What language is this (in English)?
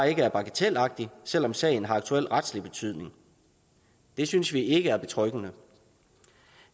Danish